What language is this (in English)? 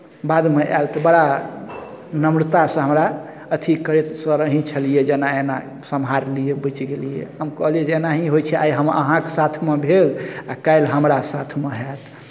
Maithili